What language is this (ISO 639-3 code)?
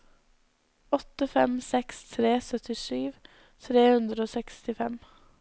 nor